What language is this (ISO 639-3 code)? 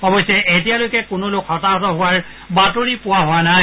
asm